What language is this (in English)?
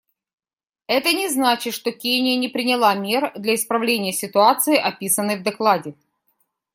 Russian